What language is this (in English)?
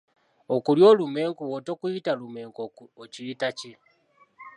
Ganda